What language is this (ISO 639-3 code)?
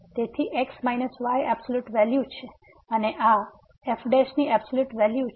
guj